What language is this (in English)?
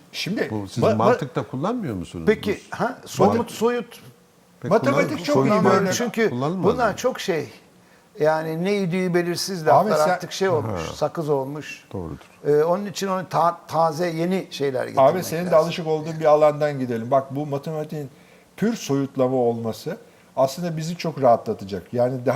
Turkish